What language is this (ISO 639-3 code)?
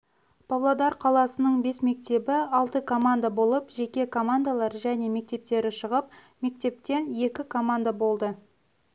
kaz